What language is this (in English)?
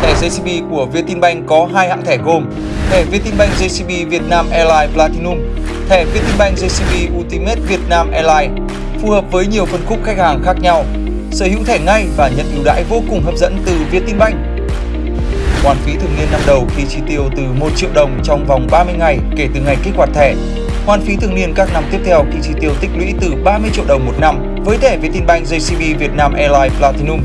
Vietnamese